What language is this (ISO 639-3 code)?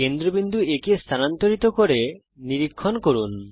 ben